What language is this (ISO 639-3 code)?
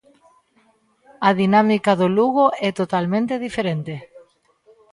glg